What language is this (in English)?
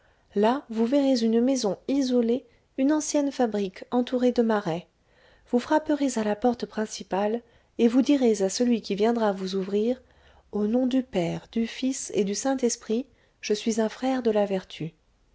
French